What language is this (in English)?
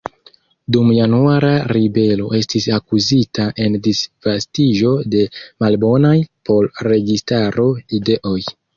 Esperanto